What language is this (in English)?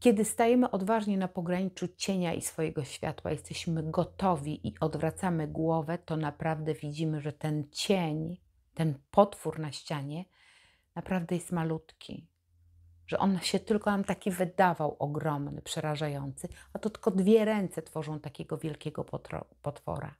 Polish